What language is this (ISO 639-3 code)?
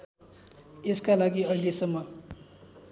nep